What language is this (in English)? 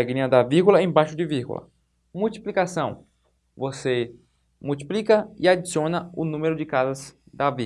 Portuguese